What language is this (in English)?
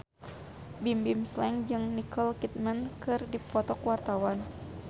Sundanese